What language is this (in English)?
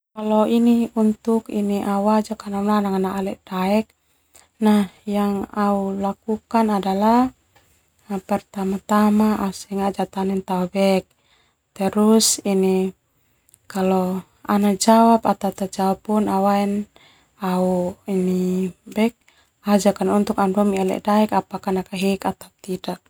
Termanu